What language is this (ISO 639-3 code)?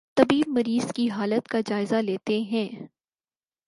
urd